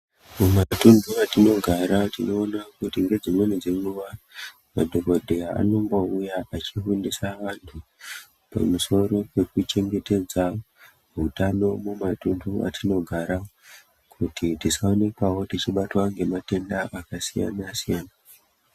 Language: Ndau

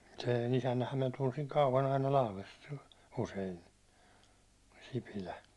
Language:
Finnish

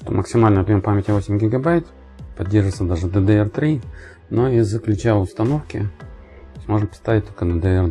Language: Russian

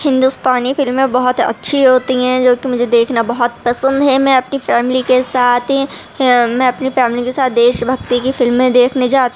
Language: Urdu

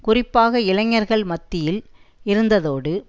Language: Tamil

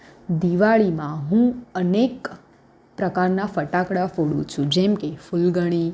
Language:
Gujarati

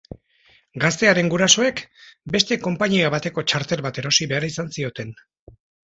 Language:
Basque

